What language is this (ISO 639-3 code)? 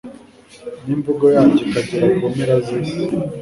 kin